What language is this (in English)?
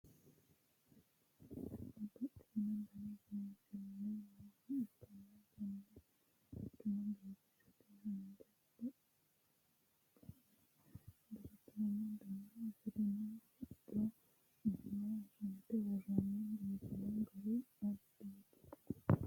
Sidamo